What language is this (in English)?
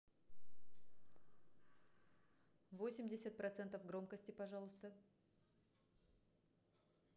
Russian